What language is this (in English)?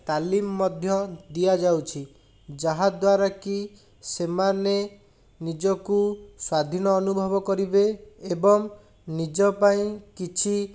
Odia